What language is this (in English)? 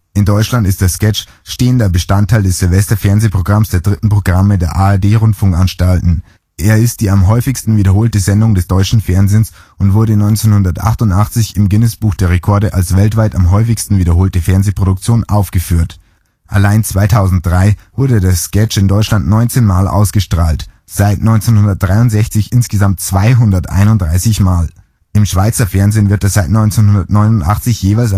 German